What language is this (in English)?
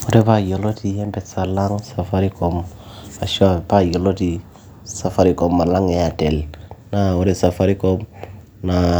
Masai